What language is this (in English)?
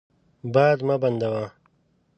Pashto